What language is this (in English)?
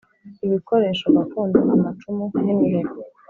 Kinyarwanda